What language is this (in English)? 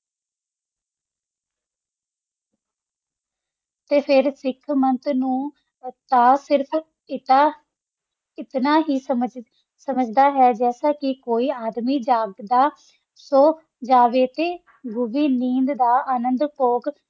Punjabi